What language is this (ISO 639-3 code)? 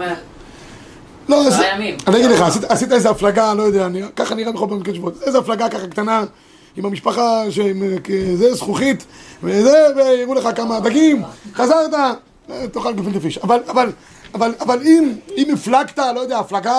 heb